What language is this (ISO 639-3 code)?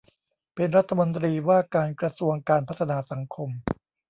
tha